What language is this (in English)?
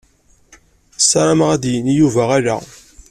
Kabyle